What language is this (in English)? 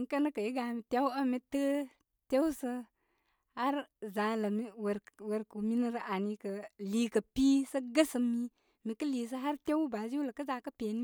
Koma